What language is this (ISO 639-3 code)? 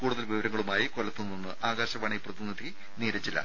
mal